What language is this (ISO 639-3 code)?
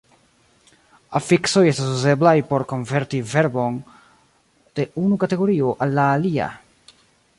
epo